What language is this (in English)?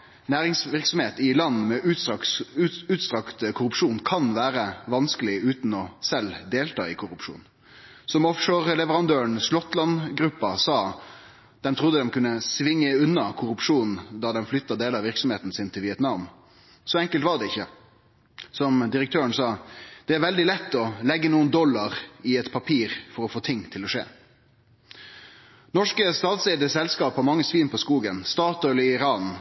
Norwegian Nynorsk